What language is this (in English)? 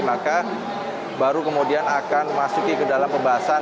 Indonesian